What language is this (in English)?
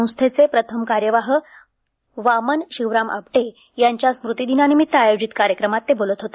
Marathi